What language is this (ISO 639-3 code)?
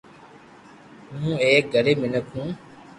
lrk